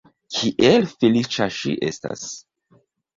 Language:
Esperanto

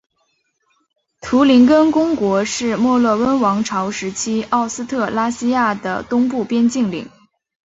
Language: Chinese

